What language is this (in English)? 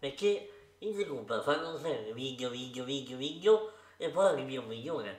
Italian